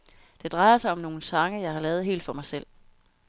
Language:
Danish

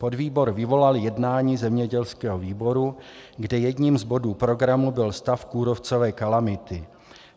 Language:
Czech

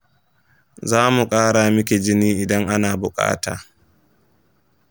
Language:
Hausa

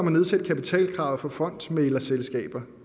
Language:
Danish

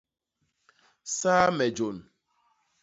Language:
Basaa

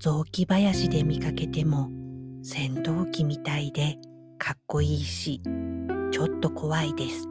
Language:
Japanese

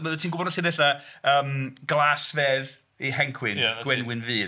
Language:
Welsh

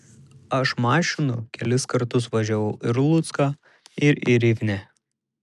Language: Lithuanian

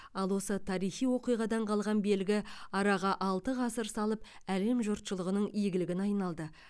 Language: Kazakh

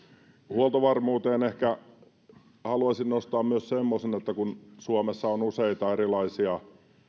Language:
Finnish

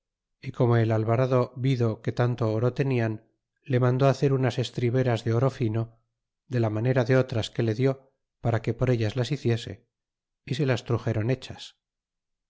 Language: Spanish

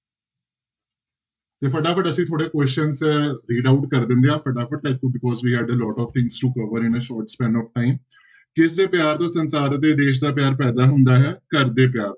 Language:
Punjabi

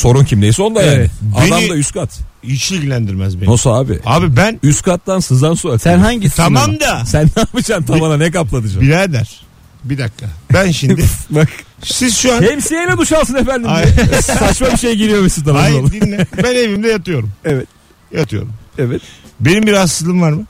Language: Turkish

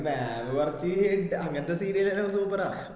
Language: Malayalam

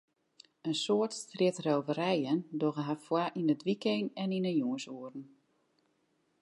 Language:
Western Frisian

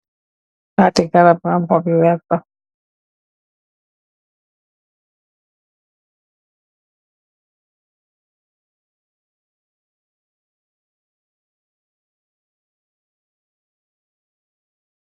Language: Wolof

